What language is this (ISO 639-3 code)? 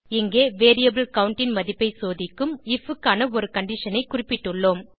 tam